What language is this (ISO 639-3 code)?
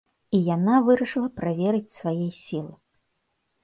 bel